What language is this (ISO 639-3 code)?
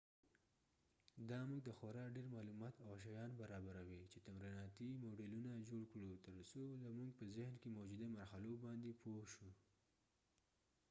pus